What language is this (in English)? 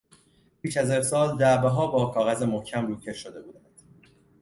Persian